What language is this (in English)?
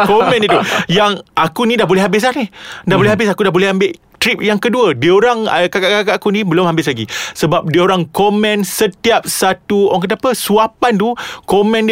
Malay